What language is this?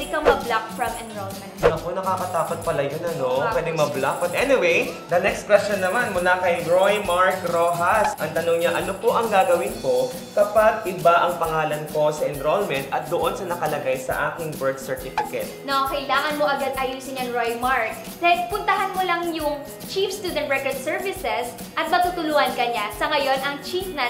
Filipino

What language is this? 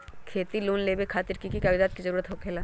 Magahi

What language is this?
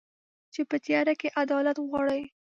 Pashto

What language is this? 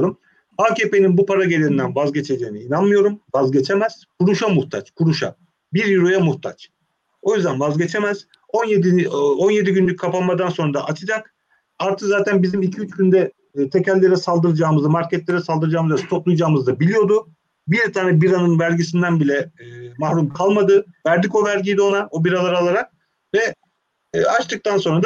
Turkish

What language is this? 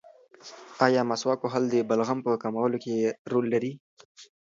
Pashto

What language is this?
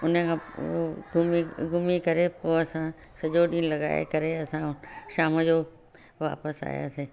Sindhi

